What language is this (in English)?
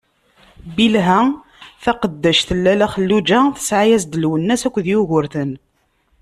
Kabyle